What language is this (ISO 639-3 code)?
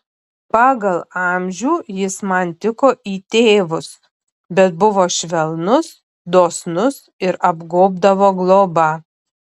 lit